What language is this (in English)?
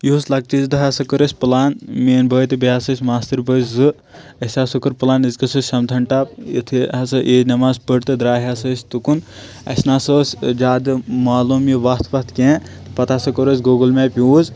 Kashmiri